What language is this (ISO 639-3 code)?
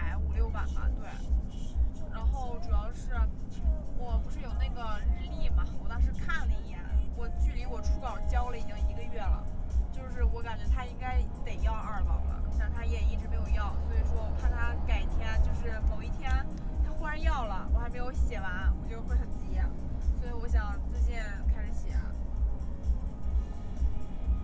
zho